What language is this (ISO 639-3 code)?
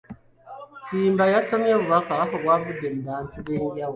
lug